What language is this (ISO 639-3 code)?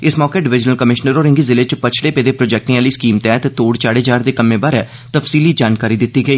doi